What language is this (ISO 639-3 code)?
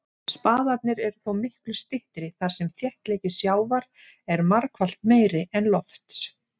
isl